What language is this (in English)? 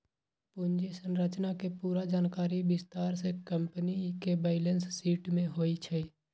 Magahi